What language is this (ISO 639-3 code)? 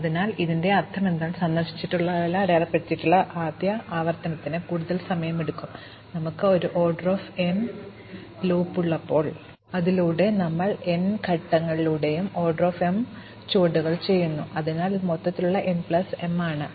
mal